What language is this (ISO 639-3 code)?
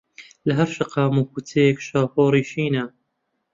ckb